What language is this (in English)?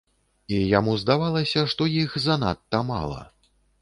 Belarusian